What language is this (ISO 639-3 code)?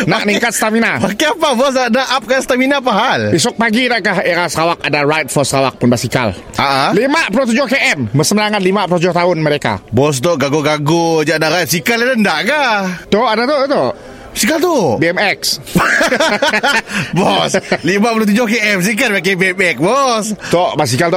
msa